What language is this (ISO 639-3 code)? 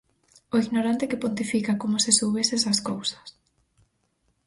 glg